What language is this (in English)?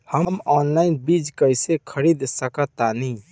Bhojpuri